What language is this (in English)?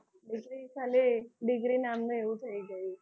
Gujarati